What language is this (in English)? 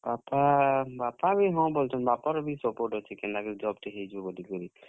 Odia